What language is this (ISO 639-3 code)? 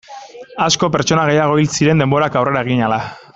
eus